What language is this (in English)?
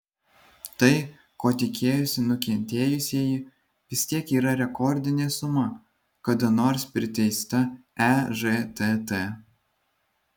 Lithuanian